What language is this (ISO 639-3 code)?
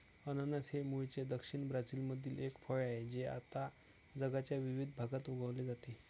mar